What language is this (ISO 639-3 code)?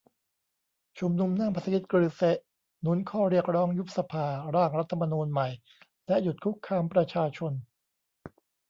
tha